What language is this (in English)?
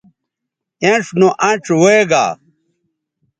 Bateri